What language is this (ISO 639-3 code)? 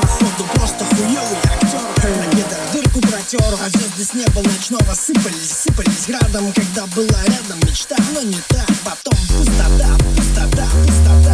rus